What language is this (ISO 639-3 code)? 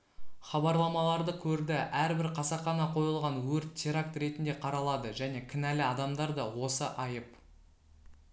kaz